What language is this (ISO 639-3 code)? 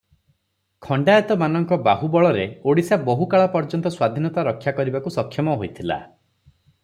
ori